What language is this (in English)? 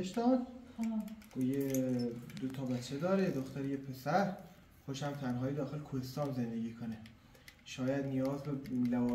Persian